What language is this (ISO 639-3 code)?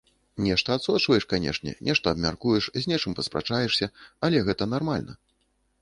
bel